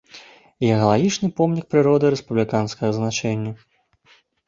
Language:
Belarusian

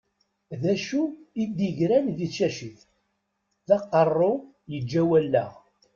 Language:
Kabyle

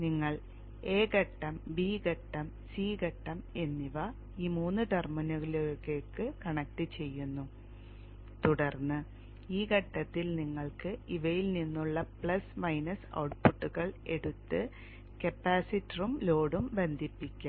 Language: Malayalam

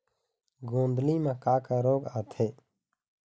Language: Chhattisgarhi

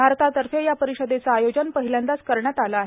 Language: Marathi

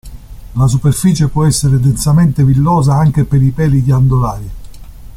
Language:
Italian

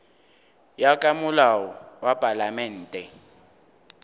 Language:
Northern Sotho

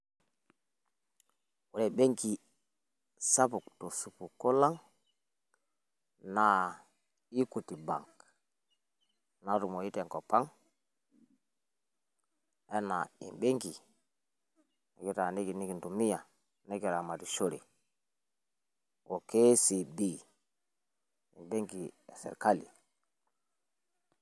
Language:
Masai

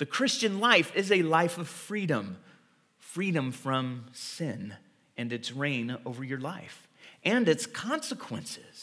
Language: English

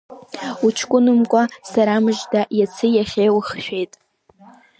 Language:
Abkhazian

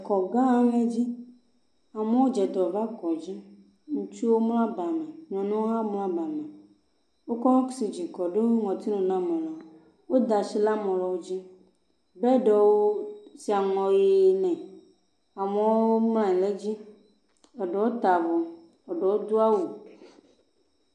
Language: Ewe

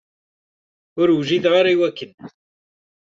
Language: Kabyle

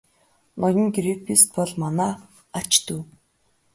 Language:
Mongolian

